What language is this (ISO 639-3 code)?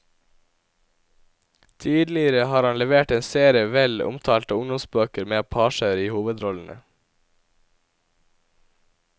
nor